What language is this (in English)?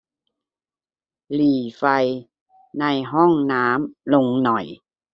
Thai